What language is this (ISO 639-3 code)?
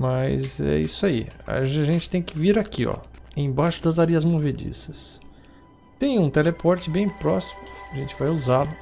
por